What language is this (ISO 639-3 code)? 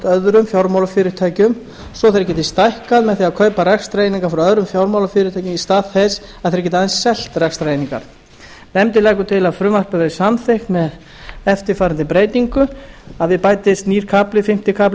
isl